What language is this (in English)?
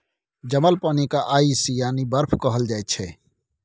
Maithili